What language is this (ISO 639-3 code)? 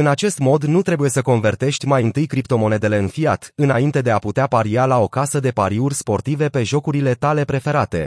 ron